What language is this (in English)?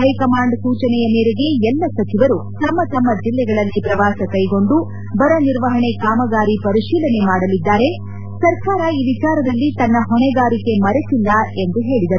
Kannada